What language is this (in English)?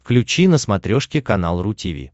Russian